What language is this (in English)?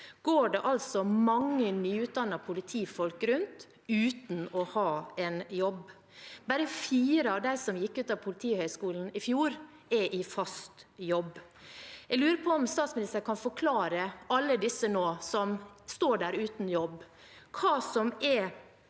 Norwegian